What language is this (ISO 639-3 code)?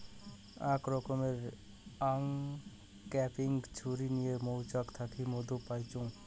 ben